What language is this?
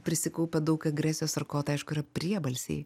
Lithuanian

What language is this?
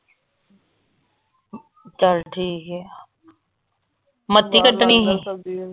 Punjabi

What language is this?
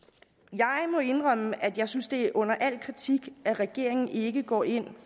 Danish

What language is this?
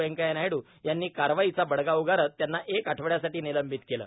Marathi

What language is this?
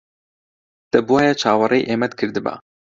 Central Kurdish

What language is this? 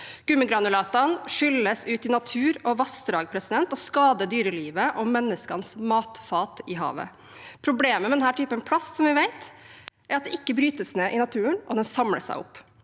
Norwegian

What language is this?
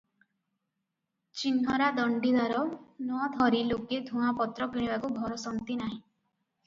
Odia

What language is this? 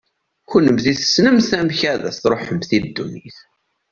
Kabyle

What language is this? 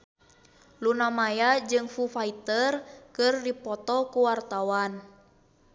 Sundanese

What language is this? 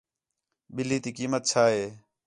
Khetrani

